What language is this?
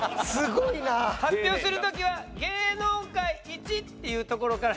Japanese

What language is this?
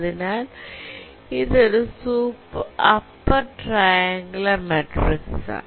Malayalam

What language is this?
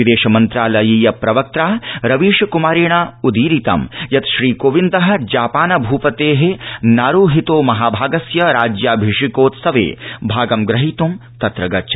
Sanskrit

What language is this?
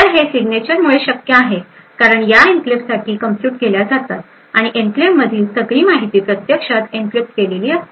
Marathi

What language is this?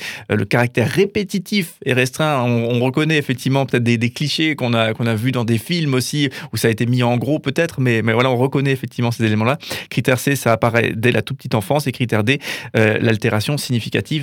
French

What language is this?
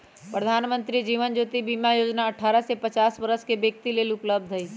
Magahi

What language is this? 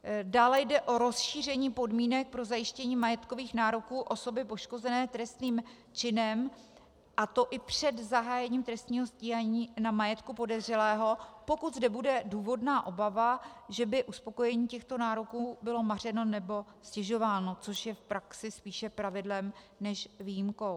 Czech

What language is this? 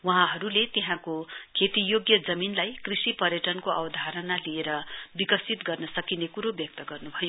Nepali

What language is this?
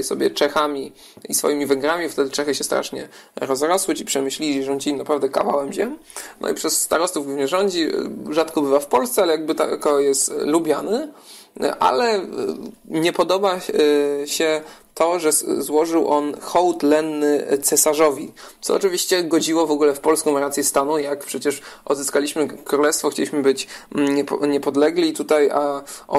Polish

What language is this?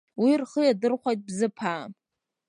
Abkhazian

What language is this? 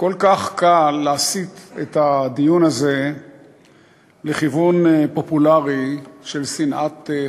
Hebrew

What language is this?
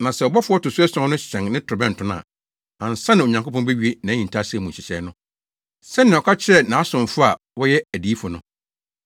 Akan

